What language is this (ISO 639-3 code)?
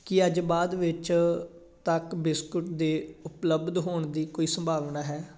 pan